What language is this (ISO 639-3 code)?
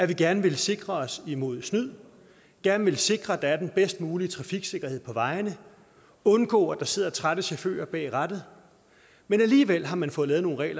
dan